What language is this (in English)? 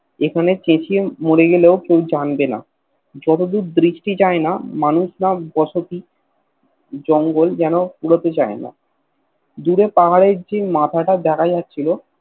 Bangla